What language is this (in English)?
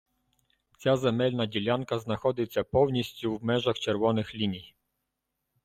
Ukrainian